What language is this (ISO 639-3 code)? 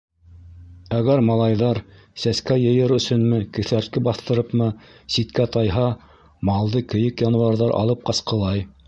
bak